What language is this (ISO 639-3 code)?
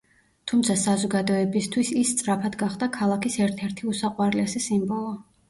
kat